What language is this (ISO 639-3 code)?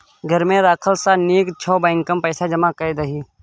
mai